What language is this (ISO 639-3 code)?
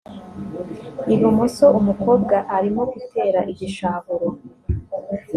kin